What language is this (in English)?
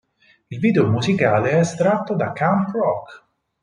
Italian